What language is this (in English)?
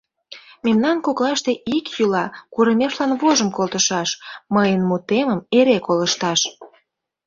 Mari